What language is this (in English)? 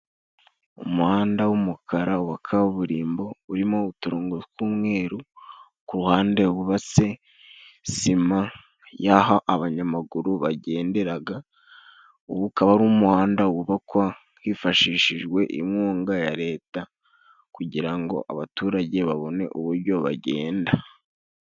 Kinyarwanda